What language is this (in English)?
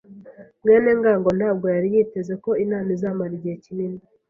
Kinyarwanda